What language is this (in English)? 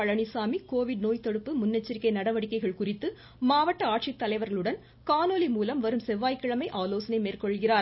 Tamil